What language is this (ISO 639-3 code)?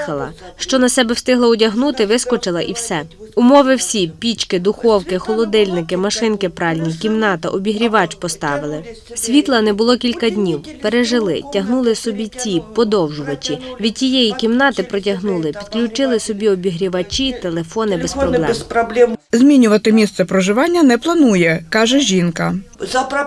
ukr